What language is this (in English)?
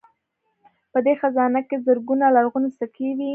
Pashto